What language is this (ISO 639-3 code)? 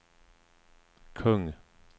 swe